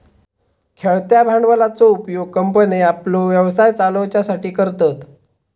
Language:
Marathi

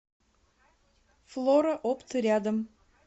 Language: Russian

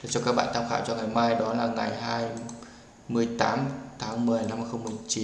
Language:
Vietnamese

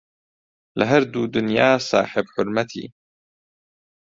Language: Central Kurdish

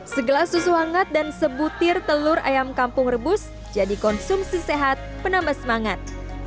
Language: Indonesian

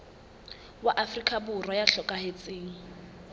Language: Southern Sotho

